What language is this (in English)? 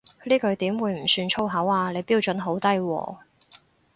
Cantonese